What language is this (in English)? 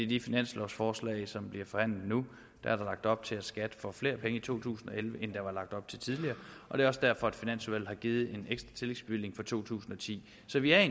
Danish